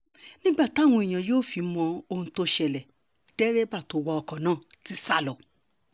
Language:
Yoruba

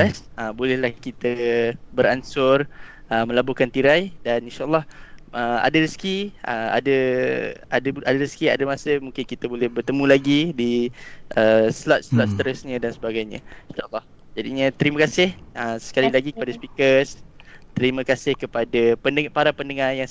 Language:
Malay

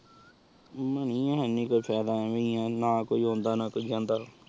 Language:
Punjabi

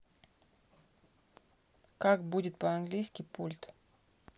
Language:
Russian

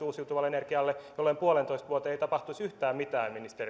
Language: Finnish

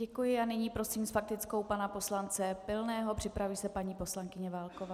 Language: Czech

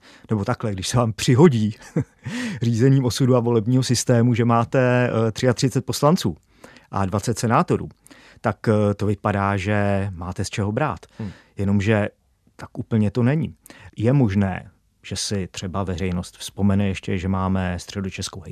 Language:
Czech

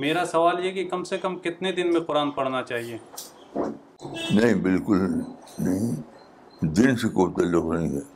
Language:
Urdu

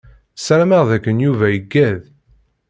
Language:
Kabyle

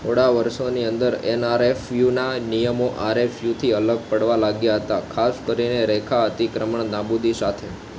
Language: Gujarati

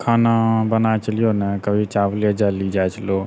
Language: Maithili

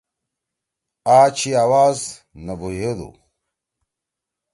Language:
Torwali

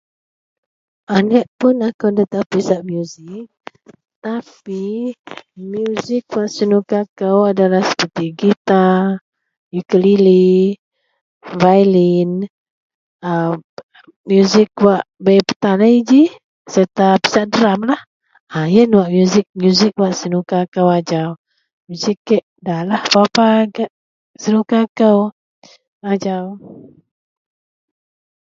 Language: Central Melanau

